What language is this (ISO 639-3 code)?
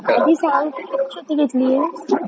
mar